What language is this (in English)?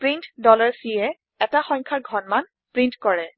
Assamese